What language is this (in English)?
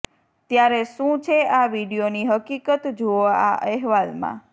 Gujarati